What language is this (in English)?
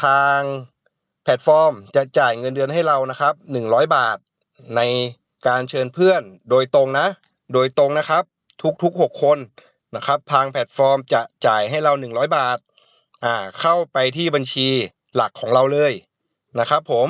Thai